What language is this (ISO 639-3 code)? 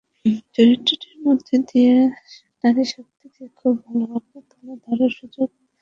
ben